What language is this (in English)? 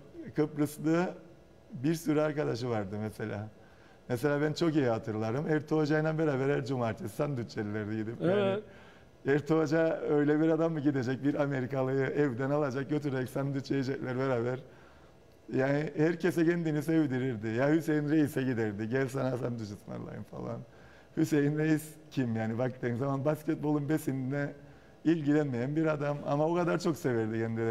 Turkish